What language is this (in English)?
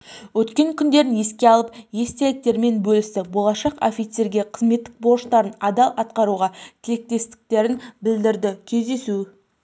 Kazakh